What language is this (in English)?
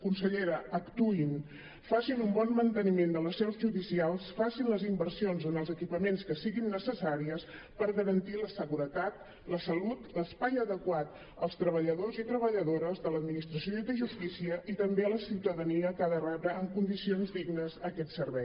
Catalan